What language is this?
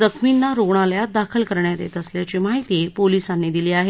Marathi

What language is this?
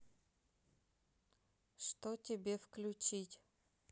Russian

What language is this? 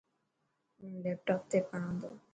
Dhatki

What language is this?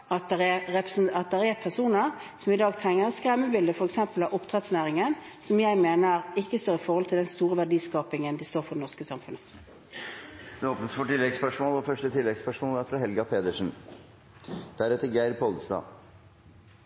Norwegian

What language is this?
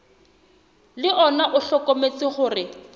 Southern Sotho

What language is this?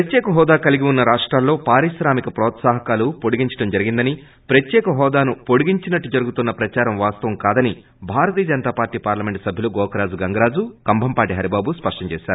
Telugu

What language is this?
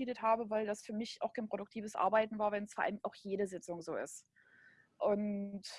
German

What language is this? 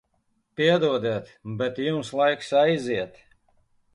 Latvian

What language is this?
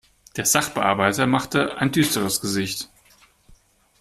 German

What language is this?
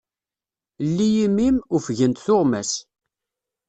Kabyle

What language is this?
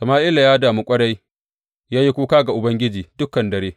Hausa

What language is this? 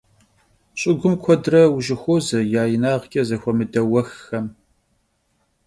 Kabardian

